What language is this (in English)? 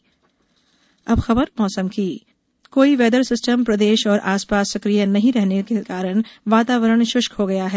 Hindi